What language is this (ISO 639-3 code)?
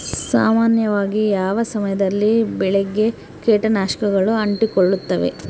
kan